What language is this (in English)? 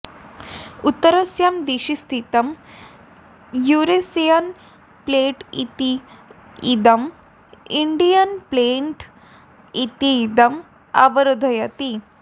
Sanskrit